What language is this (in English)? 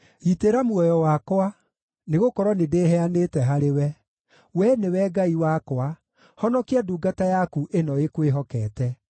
Kikuyu